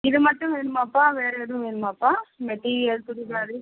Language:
Tamil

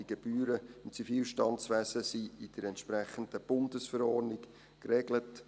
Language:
Swiss German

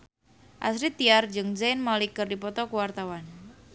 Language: Sundanese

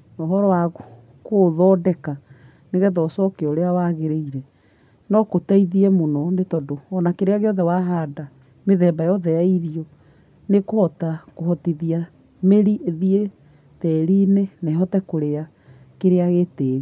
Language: Kikuyu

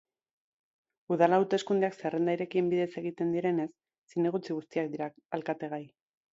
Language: Basque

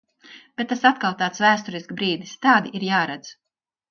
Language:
Latvian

